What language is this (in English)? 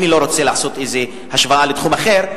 Hebrew